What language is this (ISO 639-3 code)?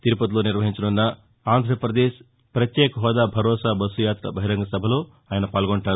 tel